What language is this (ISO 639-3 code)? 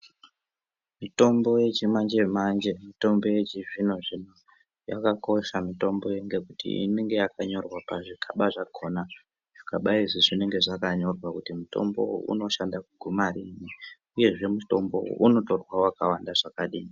ndc